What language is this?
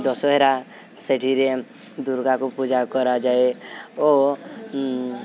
Odia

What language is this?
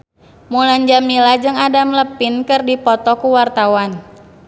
Sundanese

